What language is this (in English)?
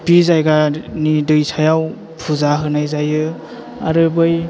Bodo